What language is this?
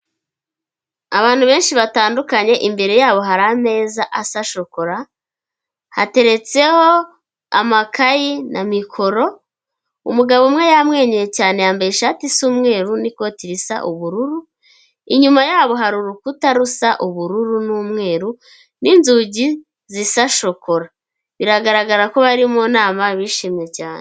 Kinyarwanda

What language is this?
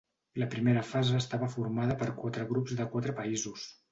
Catalan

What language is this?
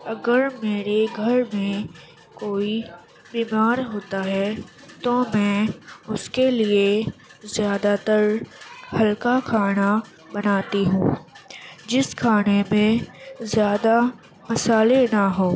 Urdu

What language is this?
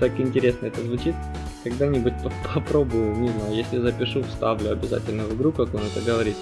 Russian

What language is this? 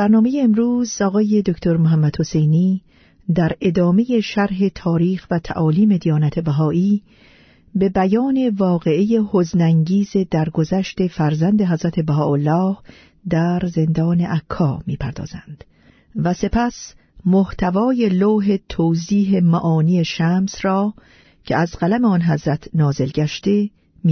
Persian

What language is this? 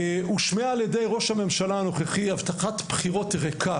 Hebrew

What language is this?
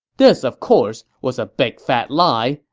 English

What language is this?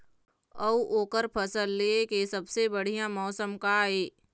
Chhattisgarhi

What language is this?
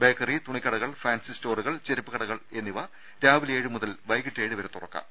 Malayalam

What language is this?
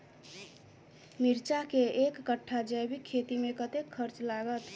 Maithili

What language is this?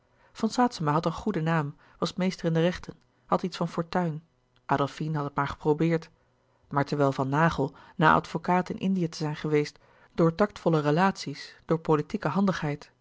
Dutch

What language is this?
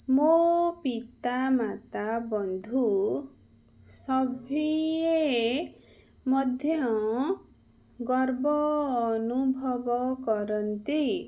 Odia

